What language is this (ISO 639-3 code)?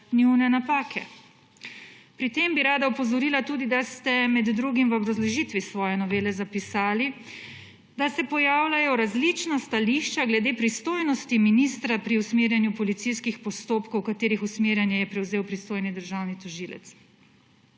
slv